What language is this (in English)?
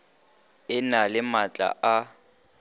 Northern Sotho